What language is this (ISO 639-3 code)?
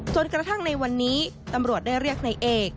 tha